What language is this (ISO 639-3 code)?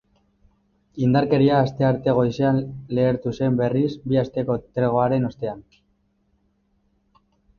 eus